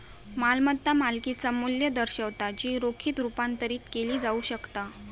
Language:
Marathi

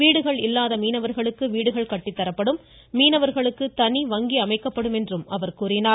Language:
Tamil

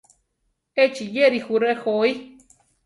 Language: Central Tarahumara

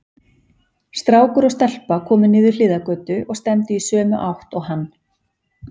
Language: Icelandic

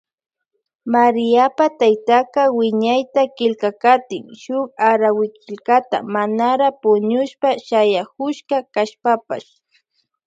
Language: Loja Highland Quichua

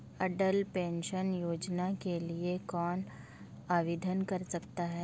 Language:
Hindi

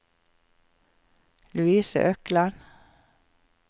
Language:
Norwegian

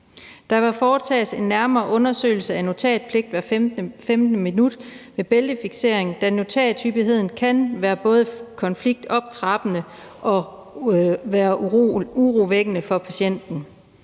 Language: Danish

